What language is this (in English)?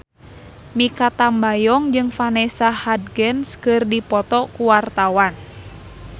Sundanese